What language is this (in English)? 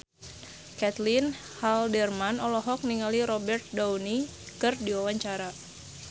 Sundanese